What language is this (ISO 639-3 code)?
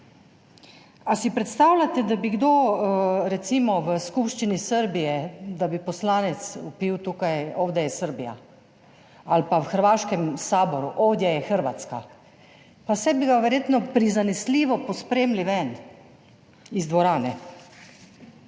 slv